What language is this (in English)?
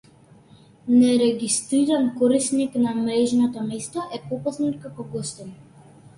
Macedonian